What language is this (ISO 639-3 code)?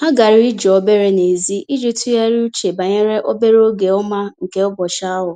ibo